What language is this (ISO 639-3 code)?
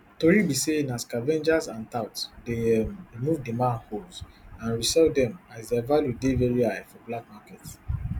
pcm